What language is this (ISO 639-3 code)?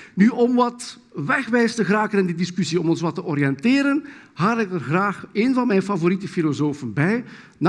nld